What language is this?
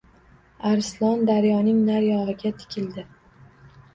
Uzbek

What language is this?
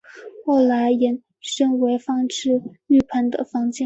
Chinese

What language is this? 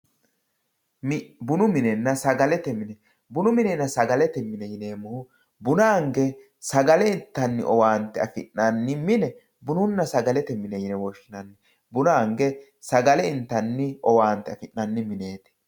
Sidamo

